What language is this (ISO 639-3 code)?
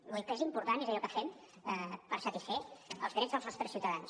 cat